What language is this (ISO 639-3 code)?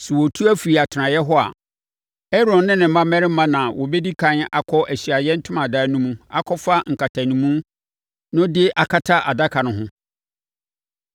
aka